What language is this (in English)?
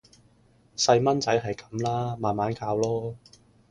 Cantonese